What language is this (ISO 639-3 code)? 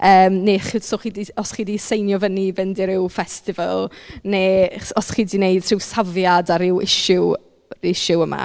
cym